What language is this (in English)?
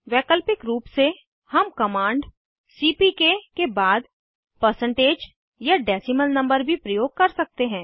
Hindi